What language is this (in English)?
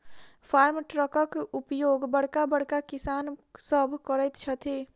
Maithili